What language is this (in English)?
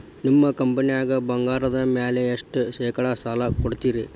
Kannada